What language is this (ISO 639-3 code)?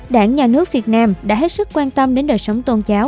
vie